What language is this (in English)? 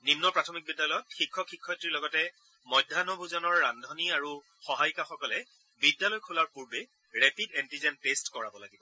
Assamese